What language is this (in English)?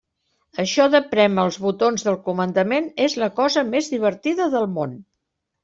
Catalan